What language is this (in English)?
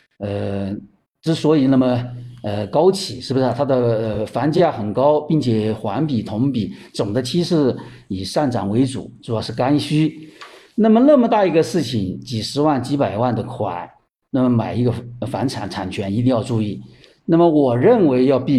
Chinese